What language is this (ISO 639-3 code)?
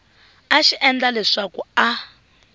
tso